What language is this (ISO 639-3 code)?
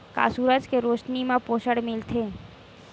hne